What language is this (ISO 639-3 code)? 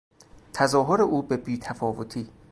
fas